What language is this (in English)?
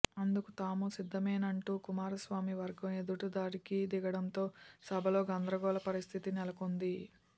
Telugu